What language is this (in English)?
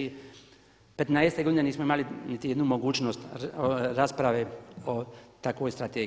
Croatian